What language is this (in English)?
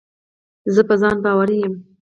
Pashto